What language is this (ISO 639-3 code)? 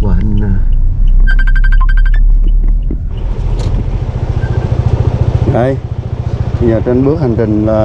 vie